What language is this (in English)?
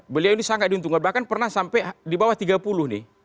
Indonesian